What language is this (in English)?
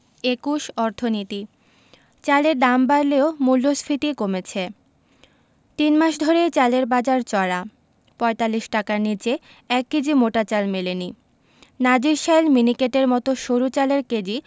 Bangla